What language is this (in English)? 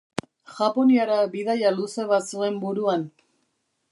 Basque